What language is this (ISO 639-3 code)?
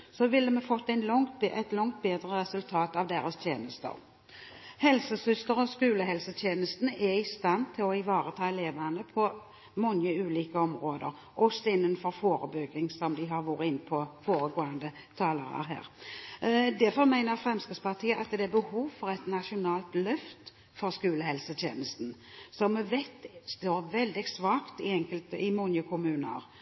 nob